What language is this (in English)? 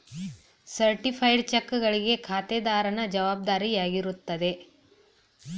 Kannada